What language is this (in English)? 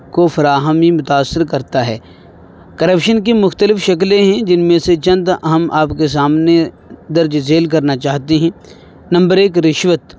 Urdu